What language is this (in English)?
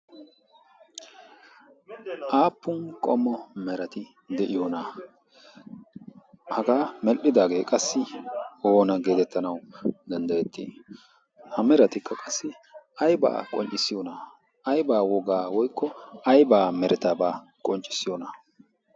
Wolaytta